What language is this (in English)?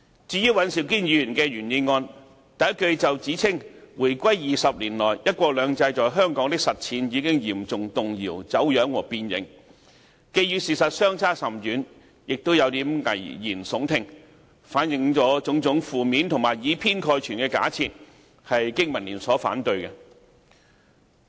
Cantonese